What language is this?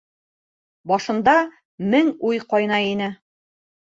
Bashkir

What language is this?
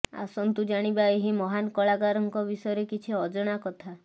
Odia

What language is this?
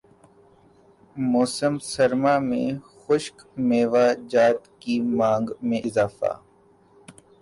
Urdu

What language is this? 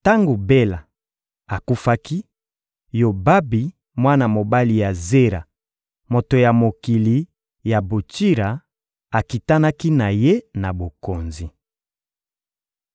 Lingala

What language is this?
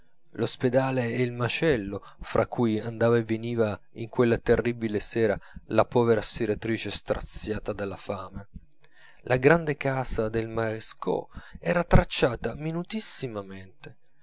Italian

